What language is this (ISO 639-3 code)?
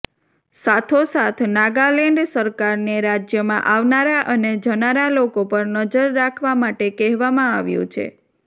guj